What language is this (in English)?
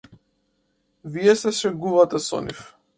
Macedonian